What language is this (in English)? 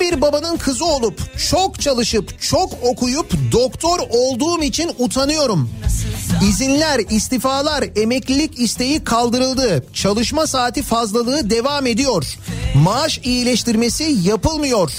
Turkish